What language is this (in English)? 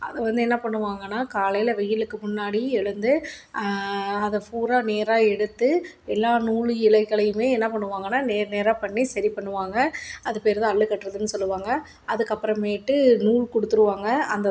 Tamil